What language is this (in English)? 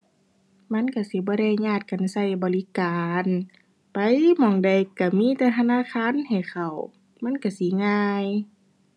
Thai